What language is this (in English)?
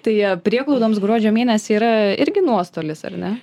Lithuanian